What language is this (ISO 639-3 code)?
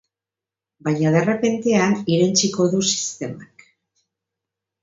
eus